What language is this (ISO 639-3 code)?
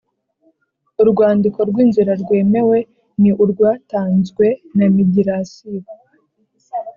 kin